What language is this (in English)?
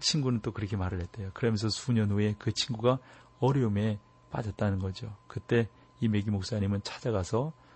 Korean